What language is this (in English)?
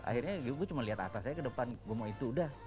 Indonesian